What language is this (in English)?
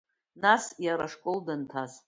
Abkhazian